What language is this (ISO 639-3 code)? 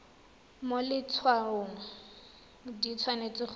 tsn